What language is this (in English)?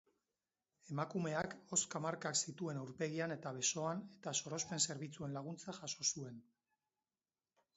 Basque